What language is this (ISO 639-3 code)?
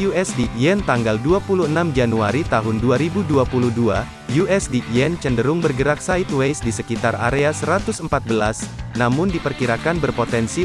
ind